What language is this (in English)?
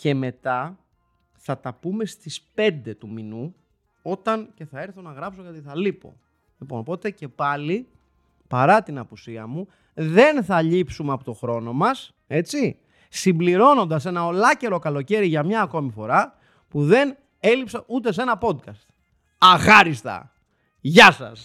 Greek